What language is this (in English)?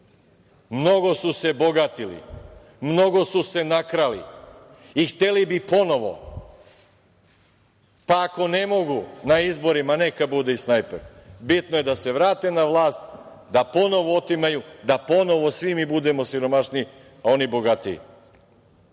Serbian